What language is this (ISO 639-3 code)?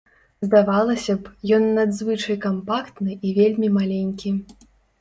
bel